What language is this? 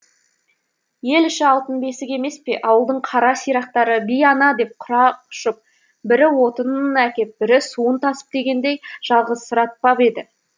Kazakh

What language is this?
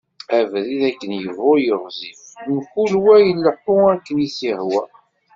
Kabyle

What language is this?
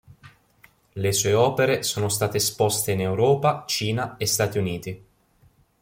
Italian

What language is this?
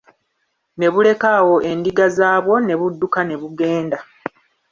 Ganda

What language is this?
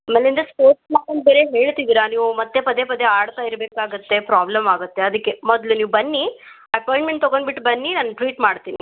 Kannada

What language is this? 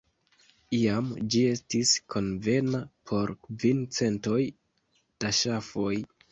Esperanto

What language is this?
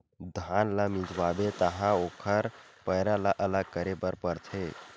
Chhattisgarhi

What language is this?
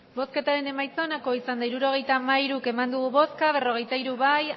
Basque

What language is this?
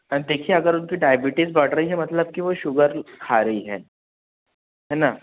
Hindi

